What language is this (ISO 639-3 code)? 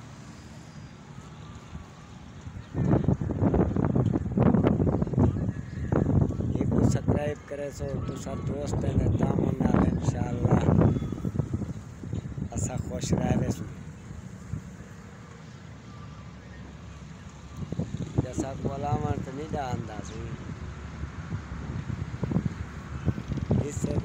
hin